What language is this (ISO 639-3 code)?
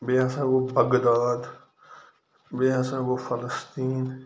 kas